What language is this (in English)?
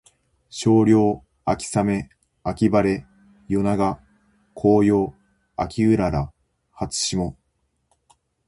Japanese